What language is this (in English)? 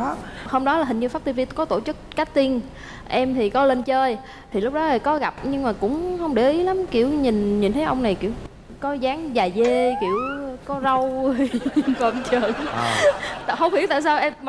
Vietnamese